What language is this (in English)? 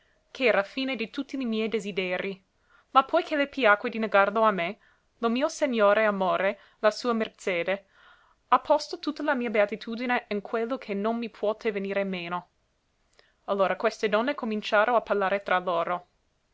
Italian